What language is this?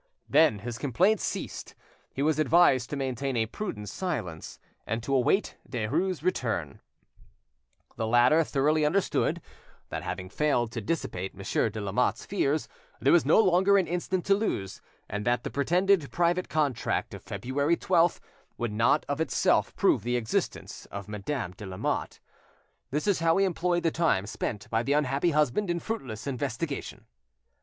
English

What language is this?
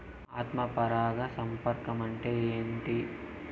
Telugu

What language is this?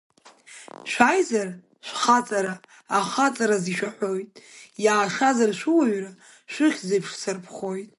Abkhazian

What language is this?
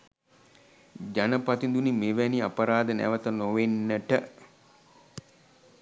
Sinhala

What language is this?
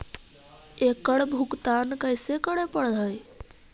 Magahi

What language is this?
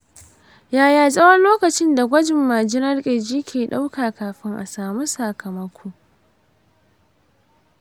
Hausa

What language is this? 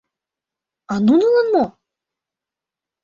Mari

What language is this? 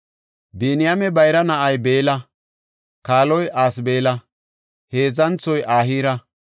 Gofa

